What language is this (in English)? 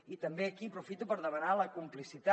Catalan